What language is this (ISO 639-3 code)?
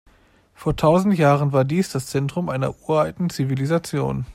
deu